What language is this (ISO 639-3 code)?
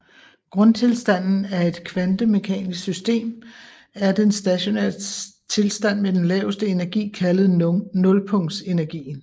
dan